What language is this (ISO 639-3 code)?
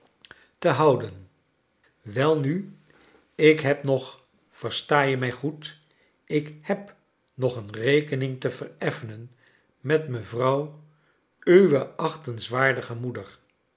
nld